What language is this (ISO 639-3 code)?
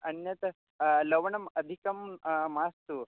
san